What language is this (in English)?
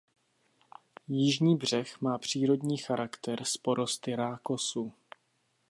Czech